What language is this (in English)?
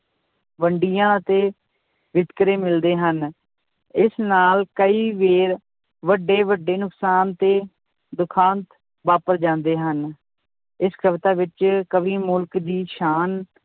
Punjabi